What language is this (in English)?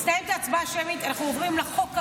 Hebrew